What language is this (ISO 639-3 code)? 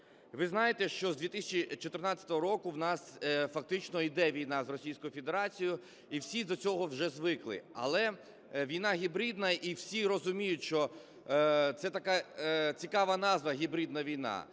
ukr